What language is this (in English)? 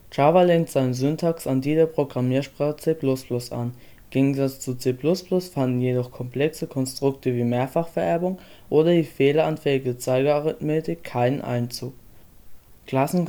German